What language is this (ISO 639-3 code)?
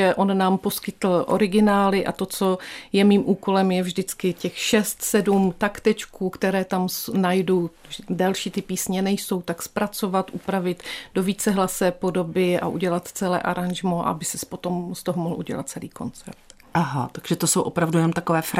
ces